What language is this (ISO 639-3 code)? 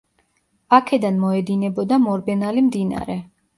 kat